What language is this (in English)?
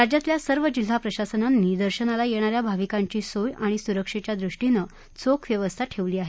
Marathi